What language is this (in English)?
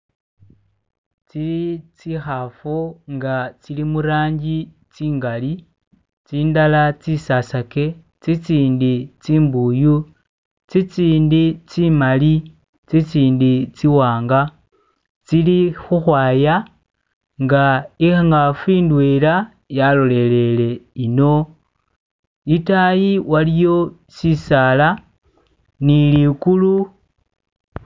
Masaaba